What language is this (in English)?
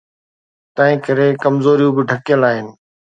Sindhi